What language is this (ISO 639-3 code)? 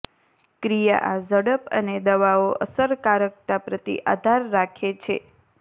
guj